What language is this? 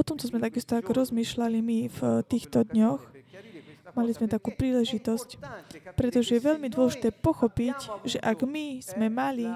Slovak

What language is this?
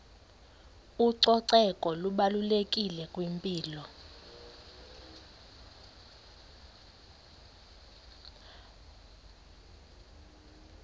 Xhosa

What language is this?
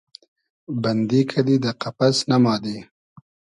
Hazaragi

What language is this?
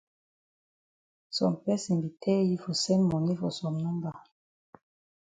Cameroon Pidgin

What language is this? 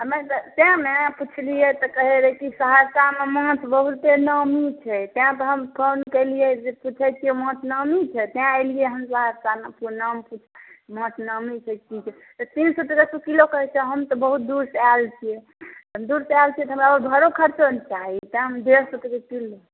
Maithili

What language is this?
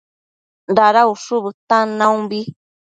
Matsés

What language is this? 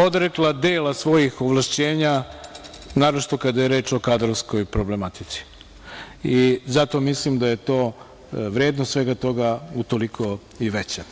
Serbian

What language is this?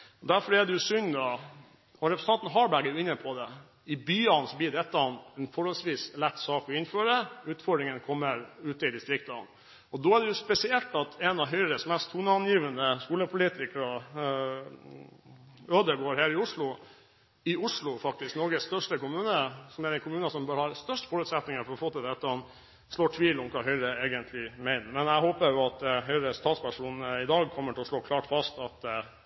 Norwegian Bokmål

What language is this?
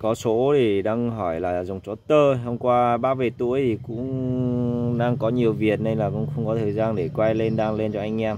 Vietnamese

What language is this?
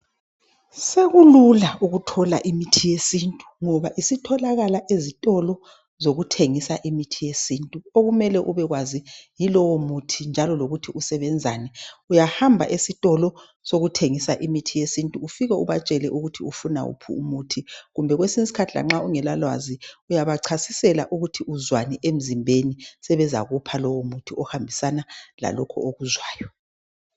North Ndebele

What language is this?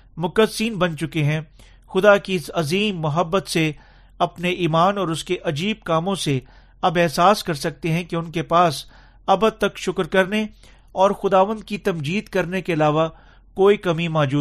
Urdu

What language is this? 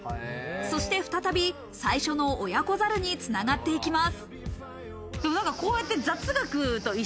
Japanese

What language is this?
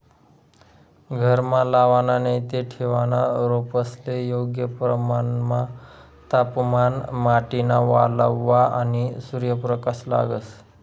Marathi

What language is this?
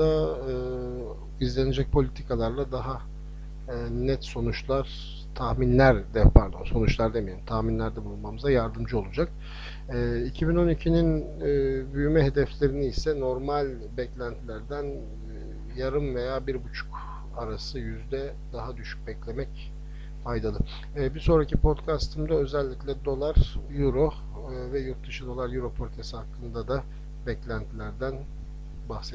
Turkish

